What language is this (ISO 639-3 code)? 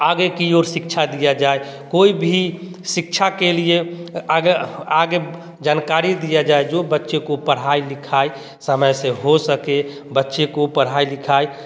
hin